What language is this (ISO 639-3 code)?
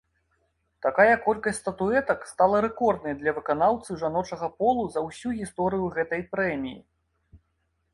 bel